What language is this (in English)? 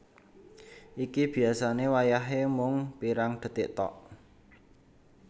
Javanese